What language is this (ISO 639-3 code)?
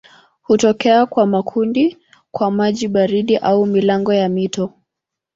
swa